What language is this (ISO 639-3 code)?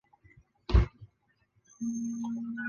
zho